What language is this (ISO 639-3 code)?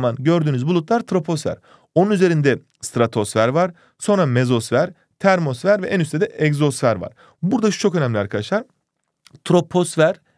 tur